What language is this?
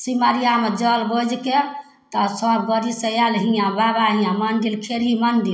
Maithili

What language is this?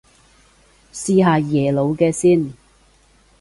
Cantonese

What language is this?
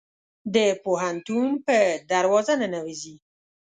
Pashto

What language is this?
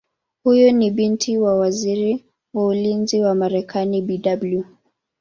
Swahili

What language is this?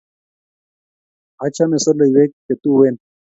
Kalenjin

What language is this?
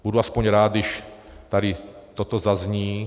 Czech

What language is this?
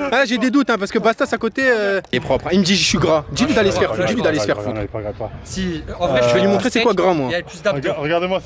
French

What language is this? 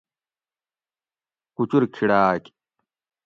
Gawri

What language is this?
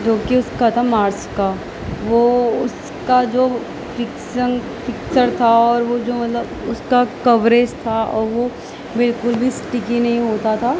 Urdu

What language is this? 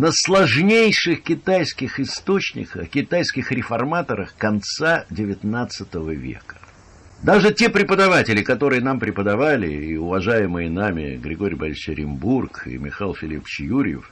Russian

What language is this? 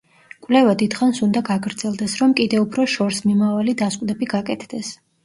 Georgian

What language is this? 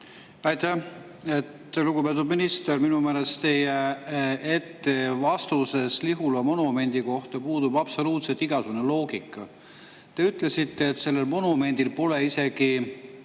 Estonian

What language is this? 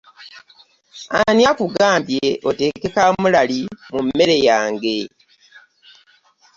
Ganda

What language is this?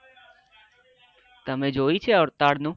Gujarati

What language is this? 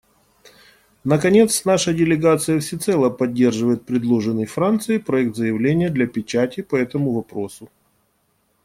Russian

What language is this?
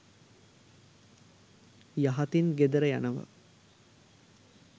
Sinhala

